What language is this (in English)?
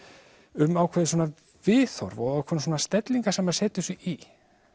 Icelandic